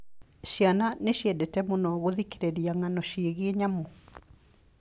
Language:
Kikuyu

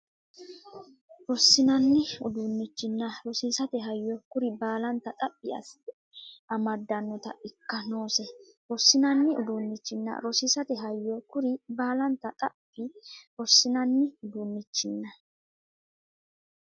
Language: Sidamo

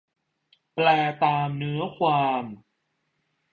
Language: Thai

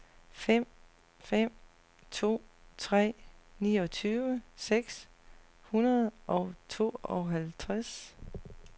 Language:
Danish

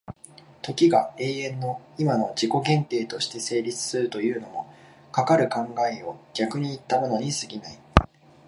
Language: Japanese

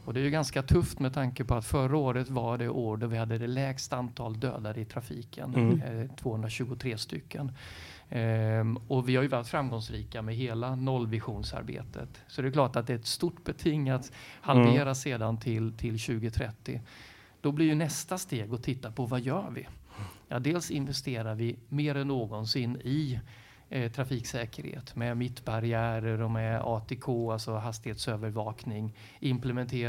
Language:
Swedish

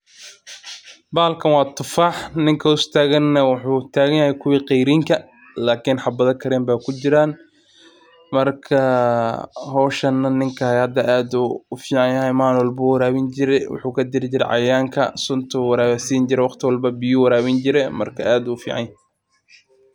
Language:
Somali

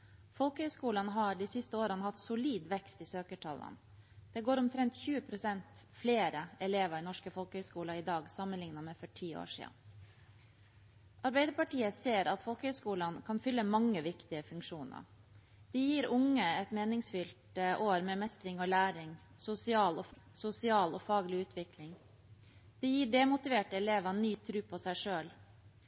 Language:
Norwegian Bokmål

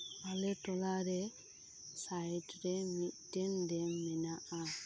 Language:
Santali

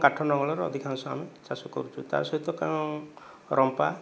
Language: Odia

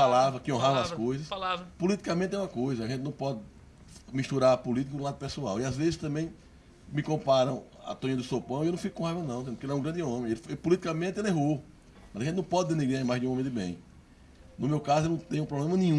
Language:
Portuguese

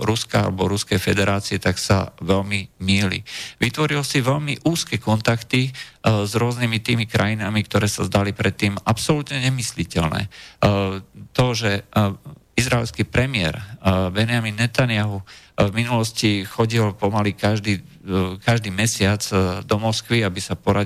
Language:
Slovak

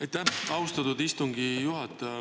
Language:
Estonian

